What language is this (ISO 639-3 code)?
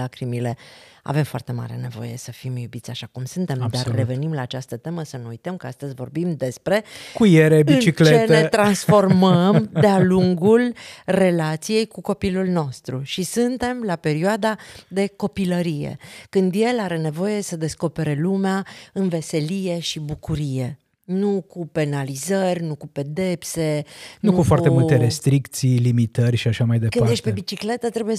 ron